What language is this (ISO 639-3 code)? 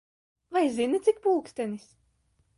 lav